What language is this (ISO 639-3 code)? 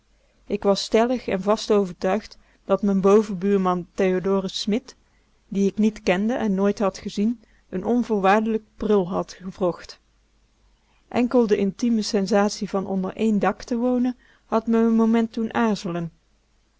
nld